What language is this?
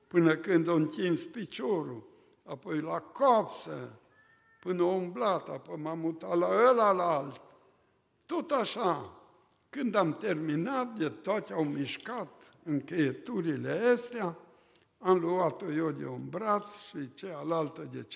Romanian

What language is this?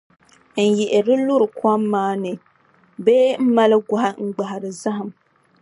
Dagbani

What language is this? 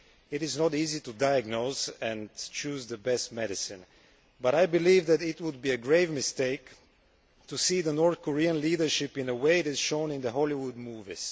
English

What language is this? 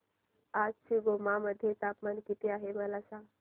Marathi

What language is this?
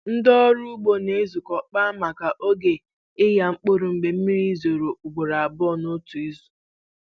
Igbo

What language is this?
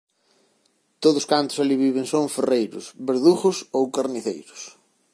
Galician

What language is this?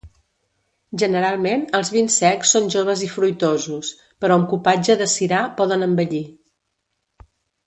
Catalan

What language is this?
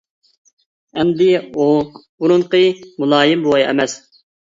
Uyghur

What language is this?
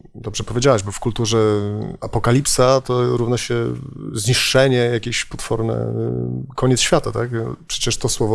Polish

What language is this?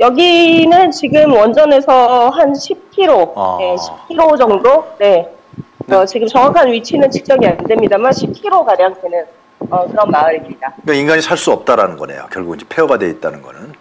Korean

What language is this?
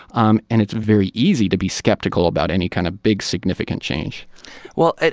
English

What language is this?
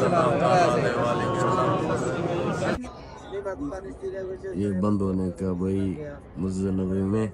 Arabic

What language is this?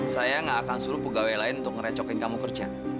Indonesian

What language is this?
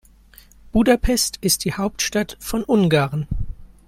German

